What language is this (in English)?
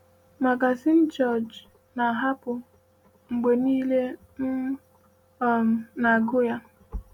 Igbo